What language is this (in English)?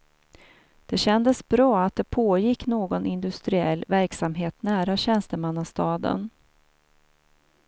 Swedish